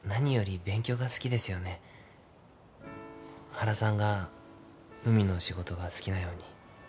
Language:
Japanese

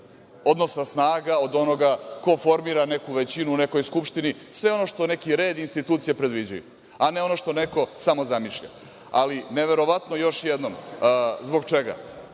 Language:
Serbian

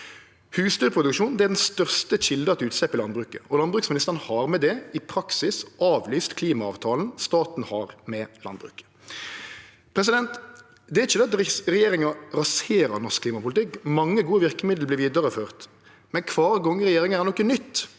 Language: Norwegian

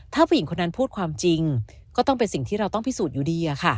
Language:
Thai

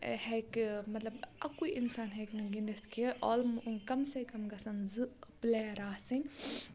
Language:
Kashmiri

